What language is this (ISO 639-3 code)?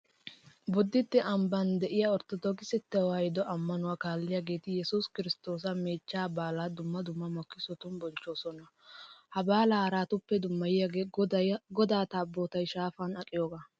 wal